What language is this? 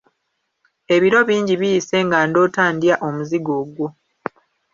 Ganda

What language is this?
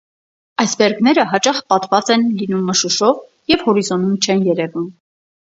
Armenian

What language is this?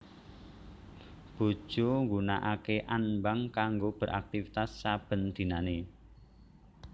Javanese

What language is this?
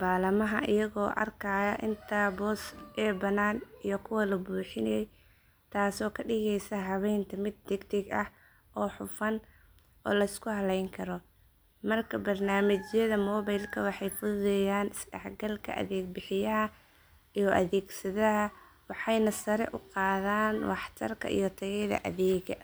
Somali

